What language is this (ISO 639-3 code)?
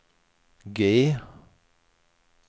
swe